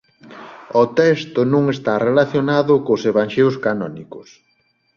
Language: Galician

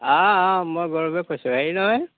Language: Assamese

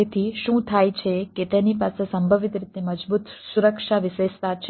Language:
Gujarati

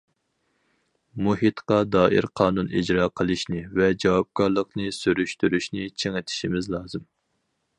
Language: Uyghur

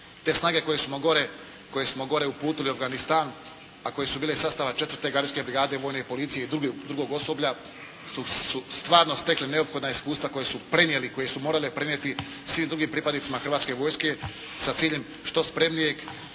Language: Croatian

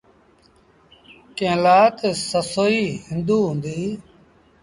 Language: Sindhi Bhil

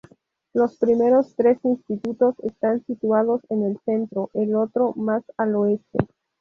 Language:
Spanish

